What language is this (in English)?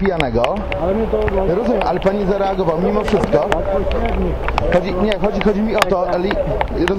Polish